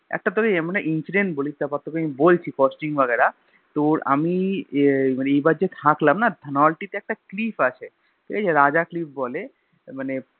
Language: Bangla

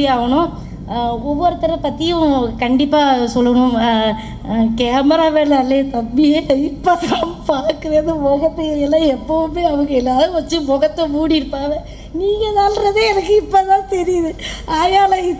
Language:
Arabic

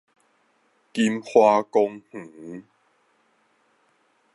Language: Min Nan Chinese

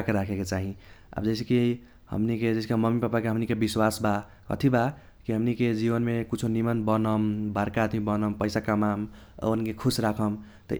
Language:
Kochila Tharu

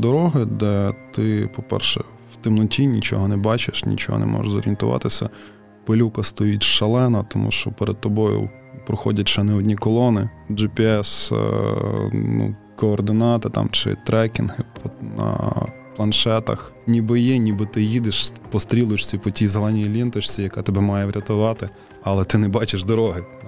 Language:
Ukrainian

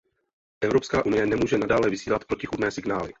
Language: Czech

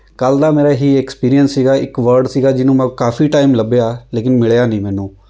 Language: Punjabi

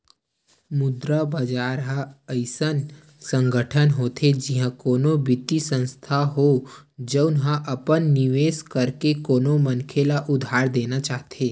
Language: Chhattisgarhi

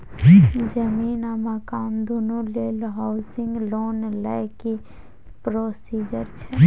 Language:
Maithili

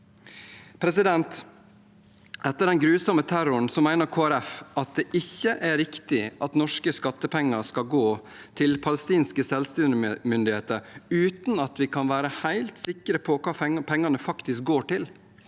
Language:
Norwegian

